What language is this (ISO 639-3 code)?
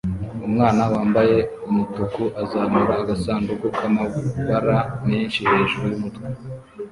kin